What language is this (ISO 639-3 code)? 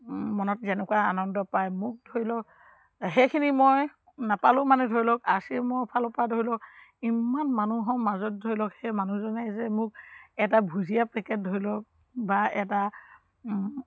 asm